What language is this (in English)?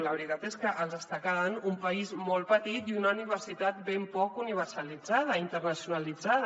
Catalan